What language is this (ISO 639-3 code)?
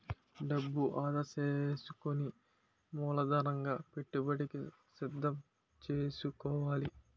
tel